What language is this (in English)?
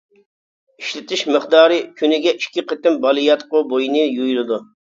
Uyghur